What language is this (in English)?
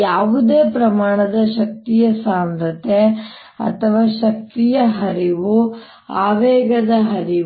Kannada